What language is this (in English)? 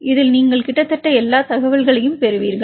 Tamil